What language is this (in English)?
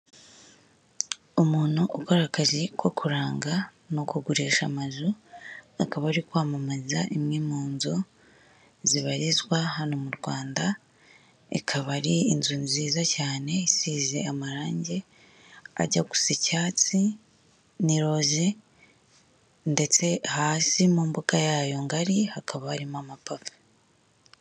Kinyarwanda